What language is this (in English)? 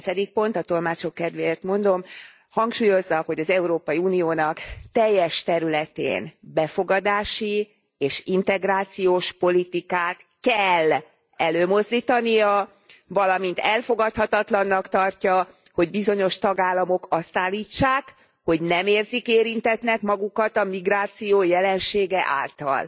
Hungarian